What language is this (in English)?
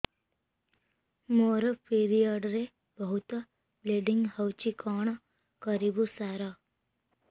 Odia